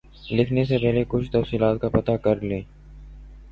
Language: Urdu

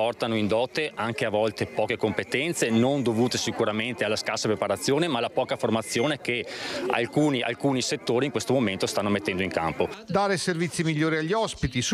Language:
Italian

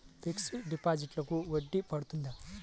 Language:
Telugu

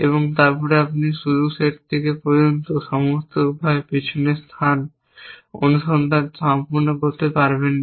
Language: Bangla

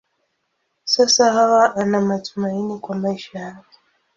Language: Swahili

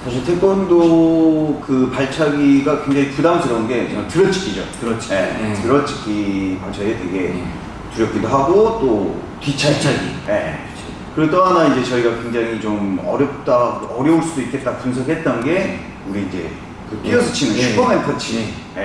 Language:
Korean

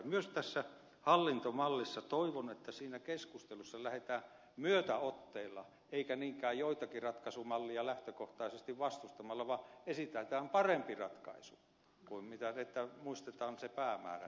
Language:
Finnish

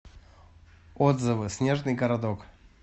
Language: Russian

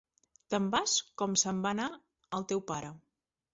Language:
Catalan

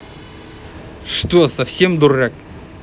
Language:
Russian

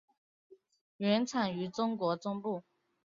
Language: Chinese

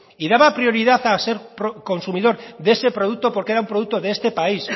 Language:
Spanish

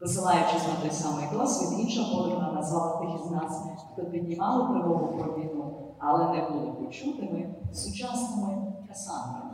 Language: Ukrainian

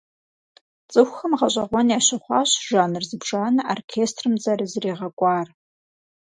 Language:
Kabardian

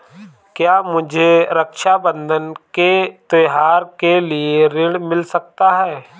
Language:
Hindi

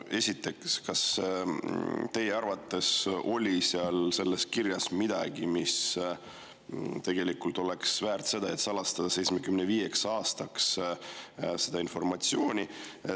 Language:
Estonian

